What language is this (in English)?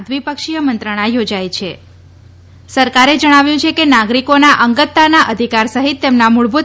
Gujarati